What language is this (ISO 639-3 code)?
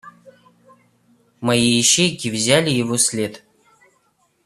rus